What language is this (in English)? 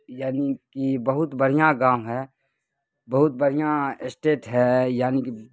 Urdu